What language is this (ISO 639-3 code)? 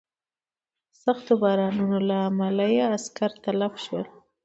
pus